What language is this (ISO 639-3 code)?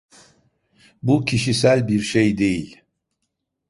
tur